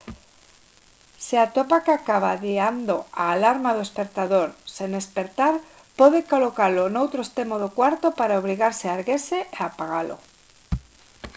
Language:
Galician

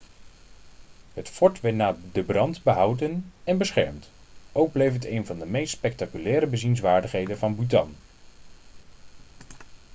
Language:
Dutch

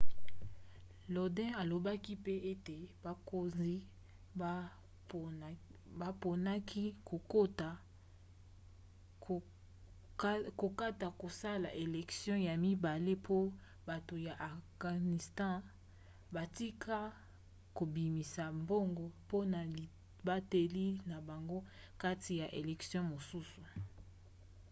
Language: Lingala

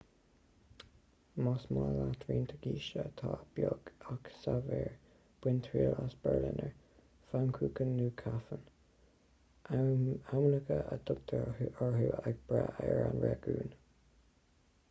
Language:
Irish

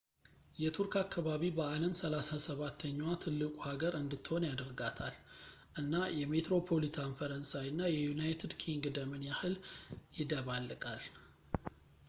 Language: Amharic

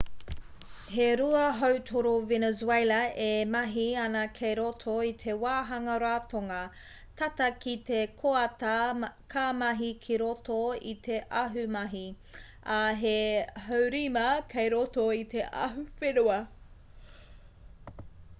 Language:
Māori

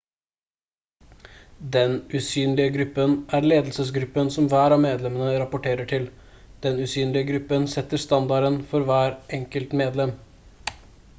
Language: Norwegian Bokmål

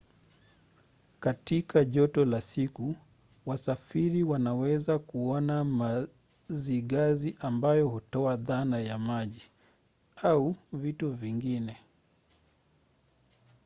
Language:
Swahili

